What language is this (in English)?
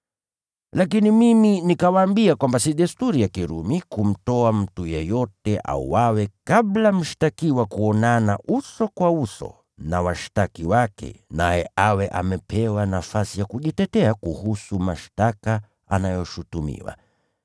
Swahili